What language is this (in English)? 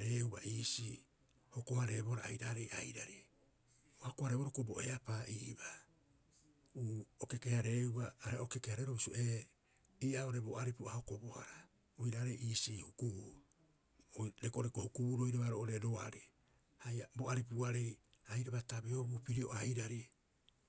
Rapoisi